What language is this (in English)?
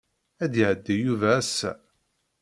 Kabyle